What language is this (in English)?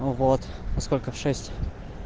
Russian